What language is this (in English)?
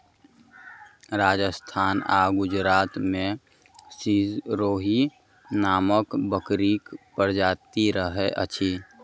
Maithili